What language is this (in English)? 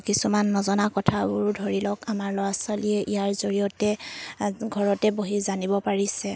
Assamese